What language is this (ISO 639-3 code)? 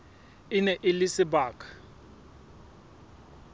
sot